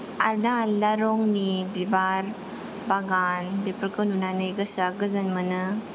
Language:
Bodo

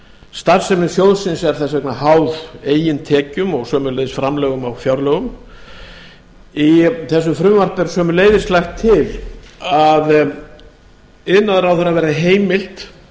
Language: Icelandic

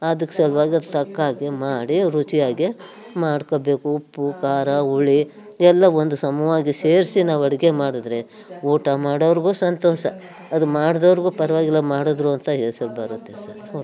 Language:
Kannada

